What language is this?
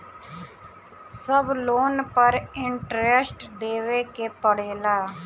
Bhojpuri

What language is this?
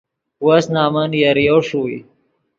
Yidgha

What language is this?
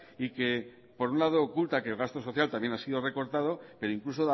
Spanish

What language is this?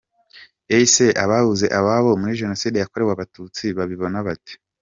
Kinyarwanda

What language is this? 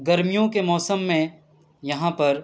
Urdu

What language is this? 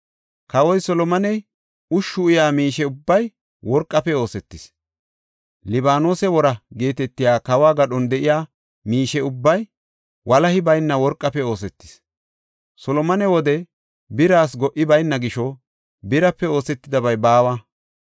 Gofa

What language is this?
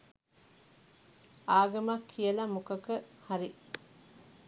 Sinhala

